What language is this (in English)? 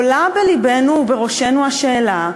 Hebrew